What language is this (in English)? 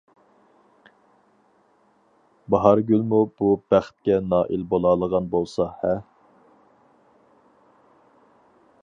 Uyghur